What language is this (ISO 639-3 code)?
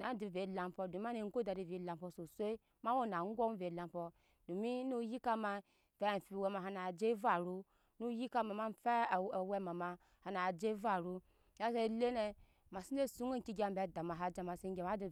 yes